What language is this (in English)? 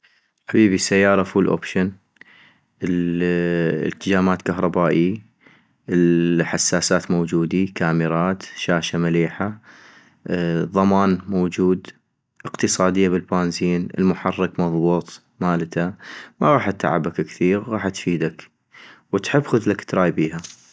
North Mesopotamian Arabic